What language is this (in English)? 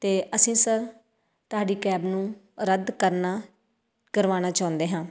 Punjabi